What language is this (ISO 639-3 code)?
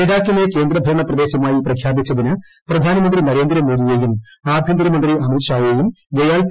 mal